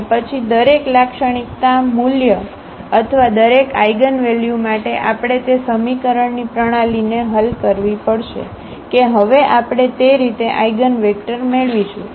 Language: Gujarati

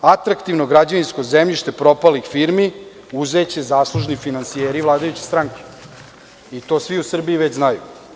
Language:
Serbian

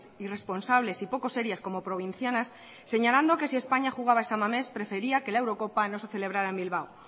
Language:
Spanish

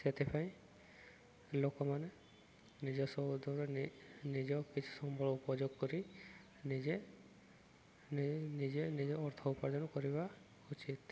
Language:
Odia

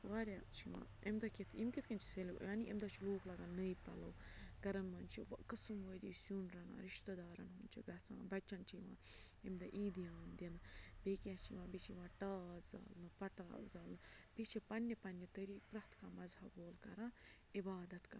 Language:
Kashmiri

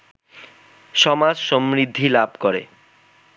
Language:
Bangla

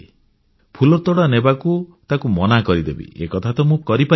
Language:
Odia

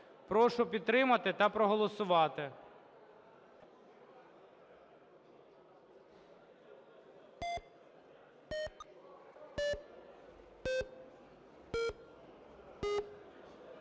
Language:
Ukrainian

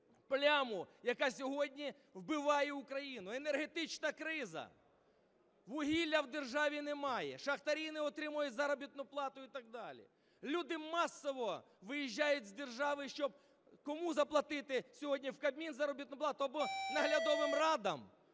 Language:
Ukrainian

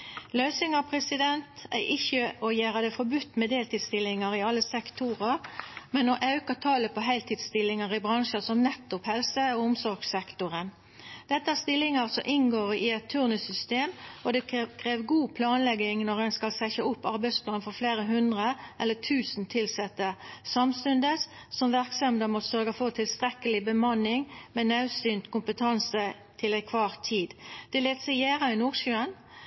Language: Norwegian Nynorsk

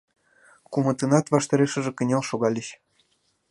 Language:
Mari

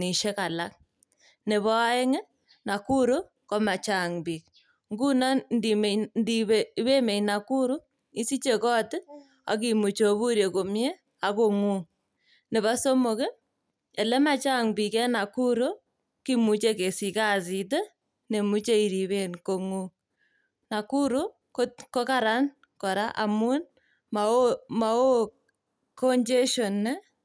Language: Kalenjin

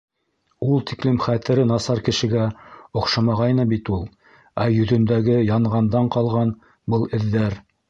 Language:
Bashkir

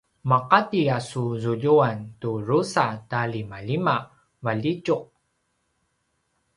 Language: Paiwan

